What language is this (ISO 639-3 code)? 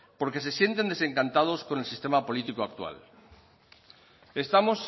spa